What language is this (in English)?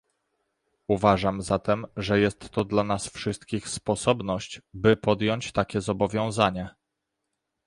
Polish